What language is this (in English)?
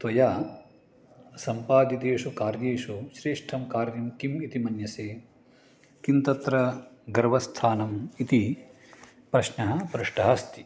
Sanskrit